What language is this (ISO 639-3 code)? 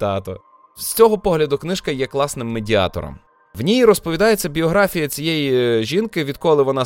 ukr